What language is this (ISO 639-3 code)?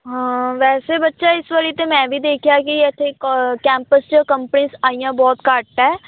pan